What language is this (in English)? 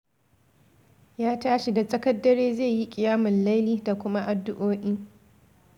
Hausa